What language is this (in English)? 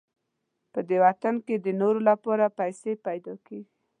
Pashto